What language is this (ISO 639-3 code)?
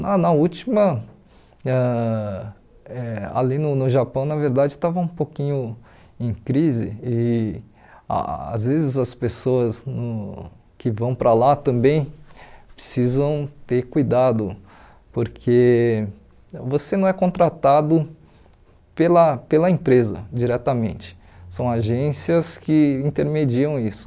por